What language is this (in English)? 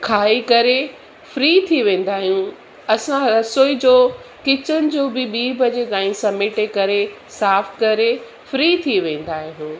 Sindhi